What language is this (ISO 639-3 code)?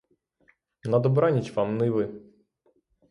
ukr